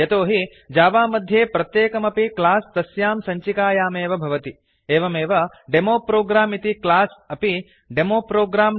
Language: Sanskrit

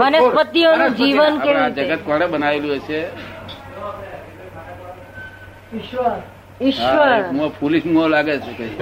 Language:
Gujarati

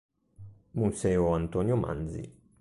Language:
Italian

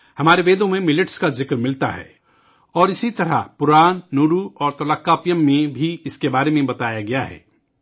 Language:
Urdu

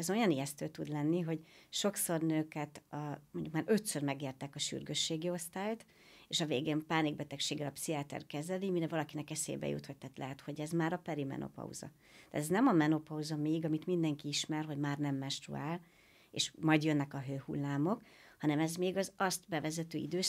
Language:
Hungarian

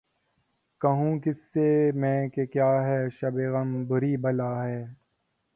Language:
Urdu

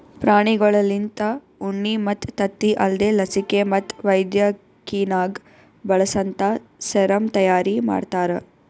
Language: Kannada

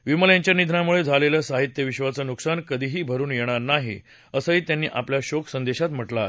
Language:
Marathi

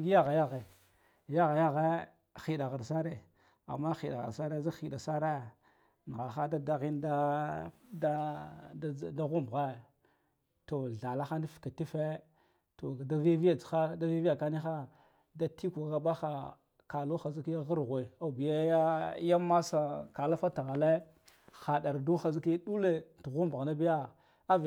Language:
Guduf-Gava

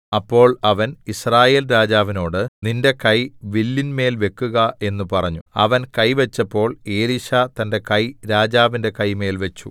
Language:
Malayalam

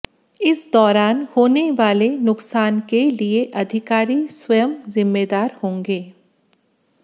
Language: Hindi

